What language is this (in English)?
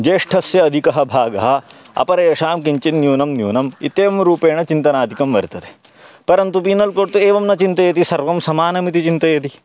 Sanskrit